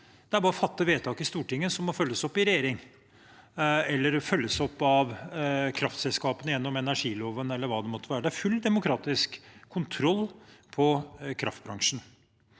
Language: Norwegian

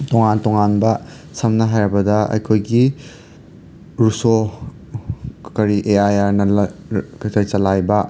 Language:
Manipuri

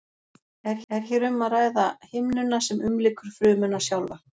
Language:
Icelandic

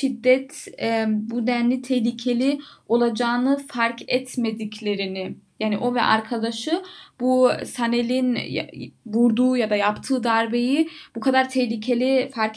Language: Turkish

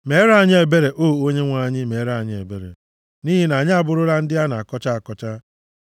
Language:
Igbo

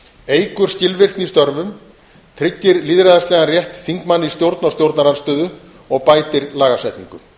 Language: Icelandic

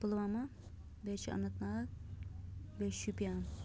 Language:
Kashmiri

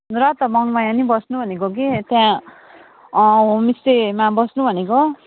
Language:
Nepali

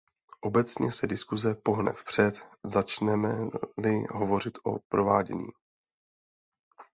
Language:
Czech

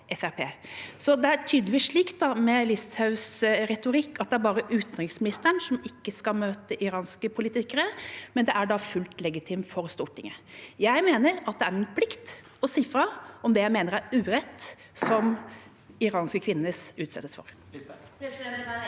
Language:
Norwegian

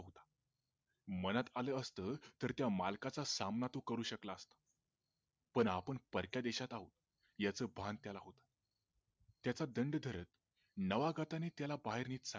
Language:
Marathi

